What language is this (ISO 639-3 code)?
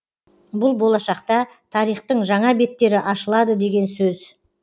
kaz